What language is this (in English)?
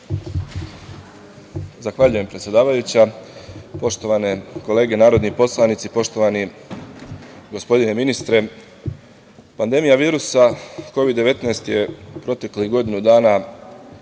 Serbian